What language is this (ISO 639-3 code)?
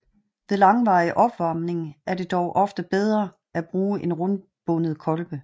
dan